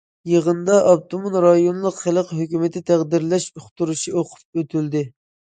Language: Uyghur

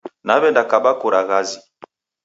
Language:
Taita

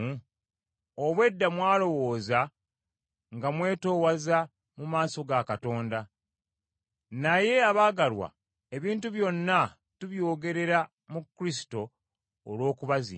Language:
Ganda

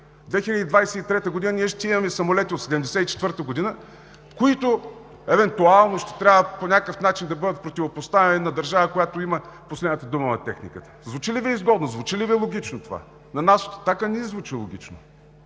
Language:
Bulgarian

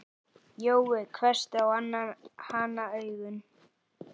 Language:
Icelandic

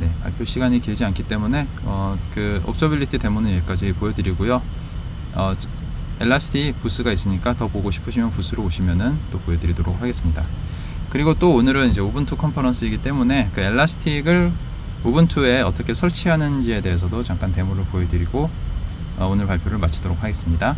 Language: Korean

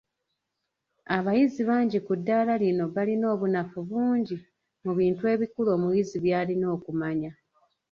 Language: Ganda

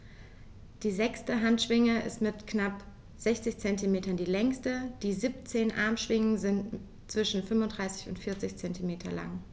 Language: German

